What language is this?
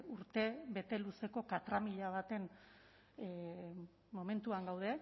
Basque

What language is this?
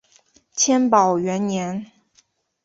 Chinese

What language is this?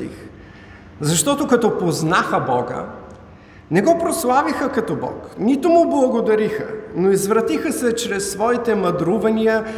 Bulgarian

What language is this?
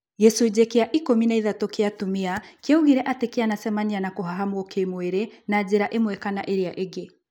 Kikuyu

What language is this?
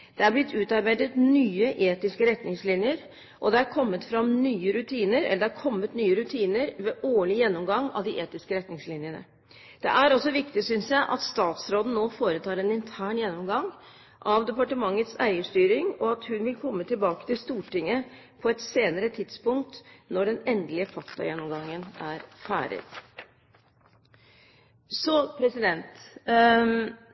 Norwegian Bokmål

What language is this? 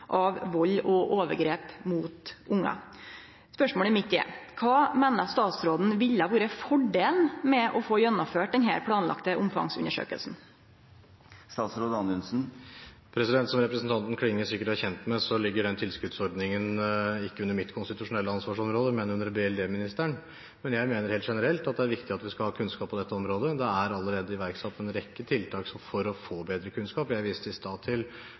Norwegian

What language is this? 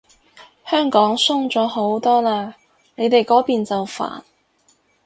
Cantonese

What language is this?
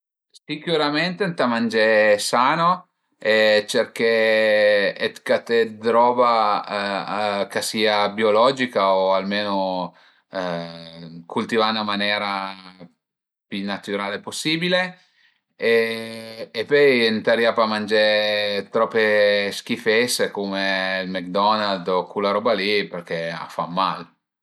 Piedmontese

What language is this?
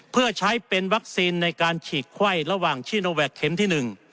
Thai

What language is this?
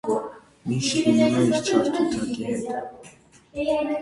Armenian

